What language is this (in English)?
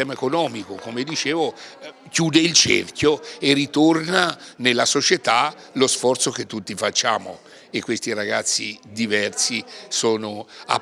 Italian